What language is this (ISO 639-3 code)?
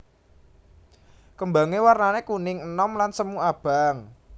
jav